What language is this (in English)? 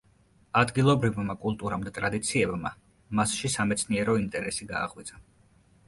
Georgian